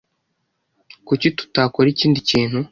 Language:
Kinyarwanda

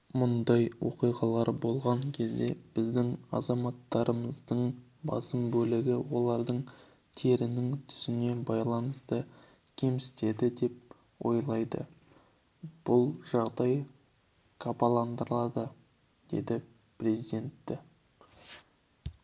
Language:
Kazakh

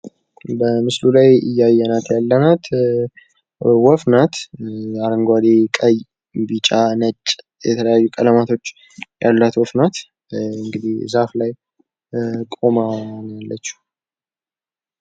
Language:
Amharic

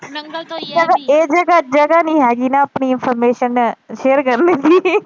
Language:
Punjabi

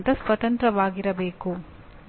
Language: Kannada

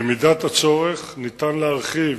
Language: Hebrew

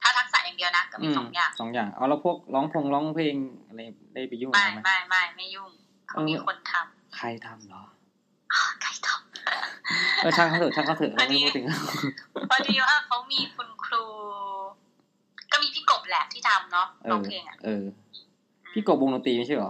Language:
Thai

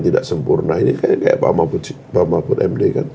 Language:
Indonesian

